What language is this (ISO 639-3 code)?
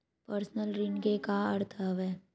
hne